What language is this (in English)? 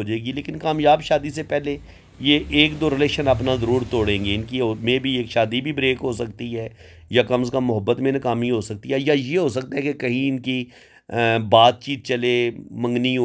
Hindi